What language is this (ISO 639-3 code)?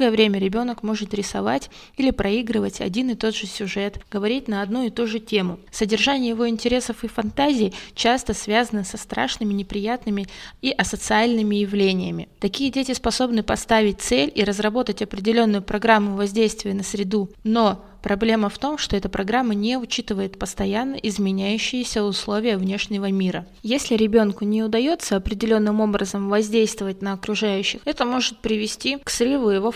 rus